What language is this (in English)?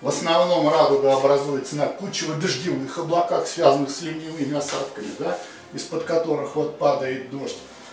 Russian